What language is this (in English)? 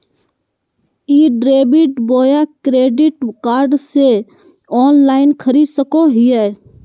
Magahi